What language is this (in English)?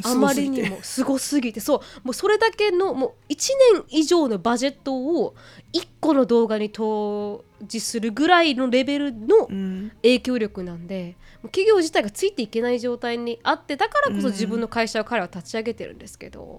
Japanese